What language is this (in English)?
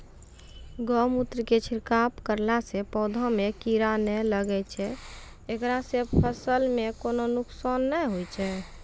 Maithili